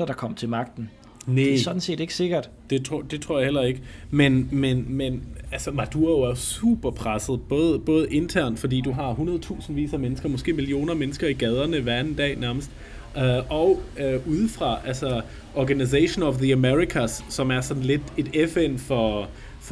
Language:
Danish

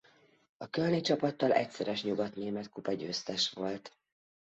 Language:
Hungarian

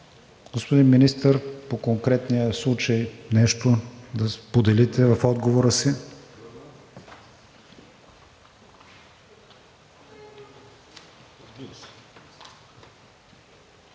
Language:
Bulgarian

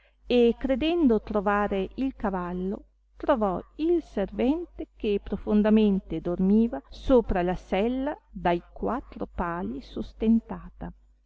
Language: Italian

